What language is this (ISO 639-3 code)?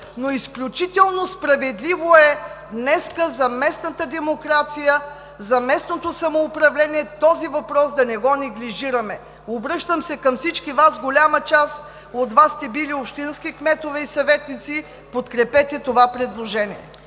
bul